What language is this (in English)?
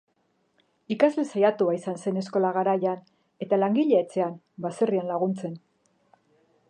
Basque